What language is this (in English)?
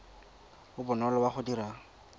Tswana